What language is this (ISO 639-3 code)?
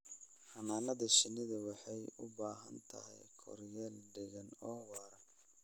som